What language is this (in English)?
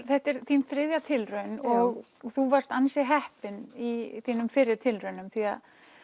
Icelandic